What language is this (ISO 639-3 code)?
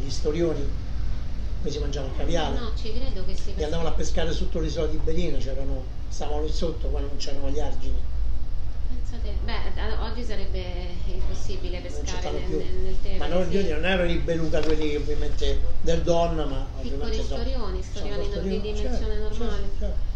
ita